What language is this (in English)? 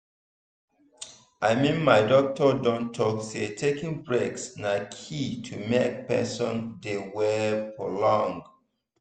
Nigerian Pidgin